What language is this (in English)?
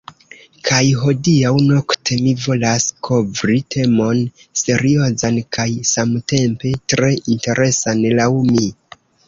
Esperanto